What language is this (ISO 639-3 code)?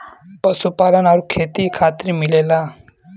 bho